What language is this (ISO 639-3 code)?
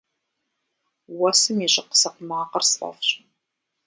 kbd